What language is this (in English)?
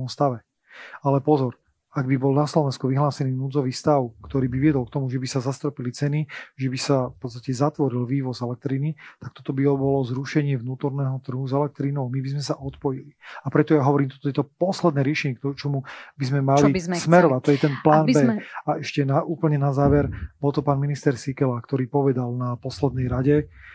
Slovak